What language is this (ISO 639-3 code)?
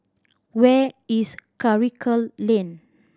eng